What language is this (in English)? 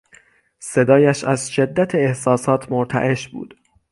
Persian